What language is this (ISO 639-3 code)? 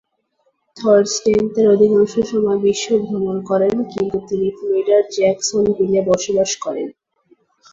ben